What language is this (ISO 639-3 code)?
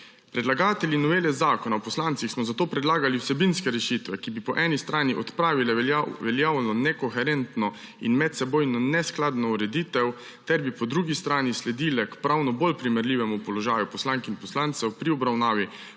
slv